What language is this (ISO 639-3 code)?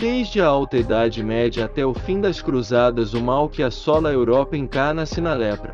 por